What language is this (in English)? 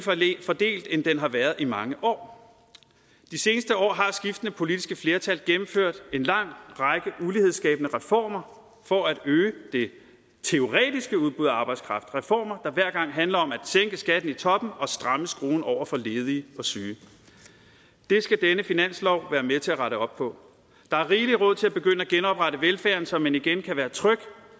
Danish